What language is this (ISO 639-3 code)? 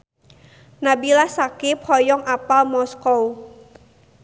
sun